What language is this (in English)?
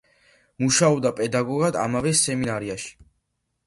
Georgian